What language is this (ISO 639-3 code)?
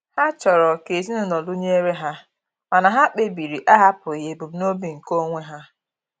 ibo